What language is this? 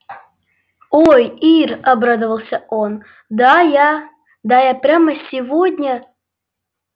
Russian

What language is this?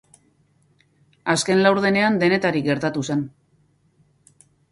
Basque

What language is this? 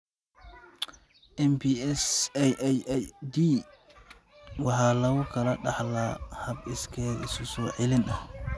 Somali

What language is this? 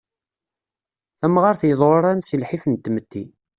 Kabyle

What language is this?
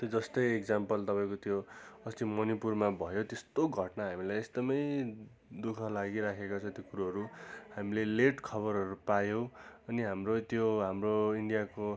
Nepali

